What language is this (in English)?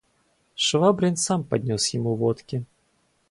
Russian